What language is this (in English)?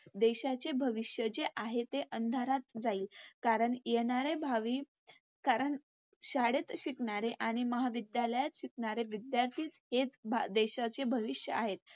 Marathi